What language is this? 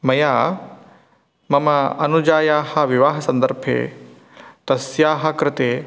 Sanskrit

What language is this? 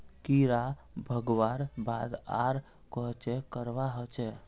Magahi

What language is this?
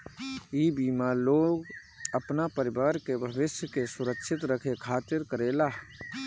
Bhojpuri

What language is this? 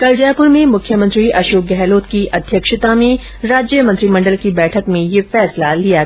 Hindi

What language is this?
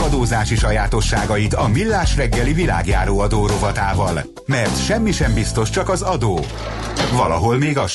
Hungarian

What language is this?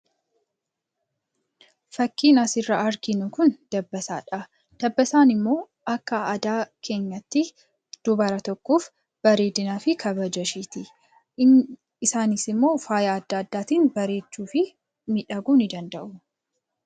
Oromo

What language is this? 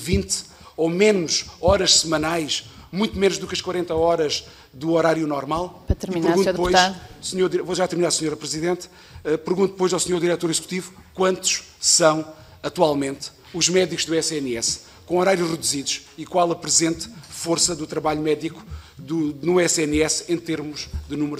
Portuguese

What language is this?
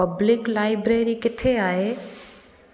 Sindhi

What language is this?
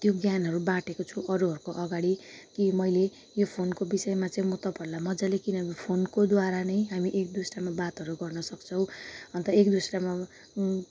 Nepali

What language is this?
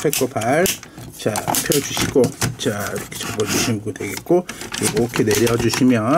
Korean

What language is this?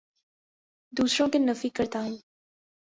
Urdu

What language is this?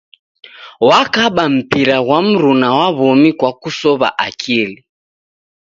Taita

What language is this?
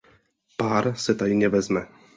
Czech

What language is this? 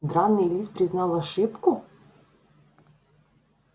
Russian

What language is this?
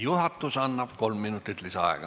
Estonian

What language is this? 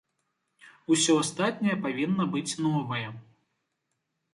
Belarusian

